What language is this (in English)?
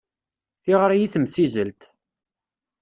Kabyle